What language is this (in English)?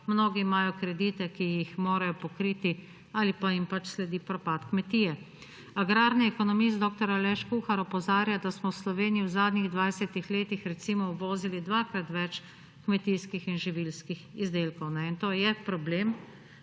Slovenian